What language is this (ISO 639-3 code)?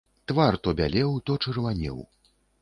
bel